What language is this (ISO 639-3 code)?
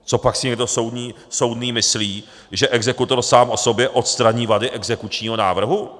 ces